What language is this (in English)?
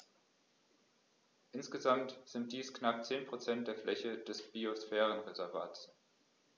German